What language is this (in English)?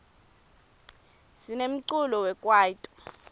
Swati